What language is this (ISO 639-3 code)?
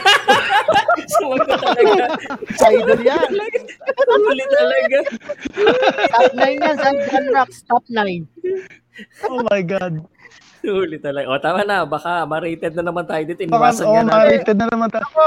fil